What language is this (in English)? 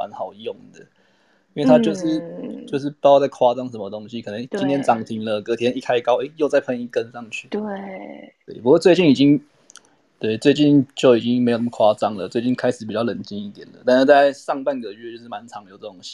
Chinese